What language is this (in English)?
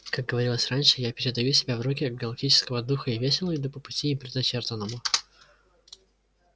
Russian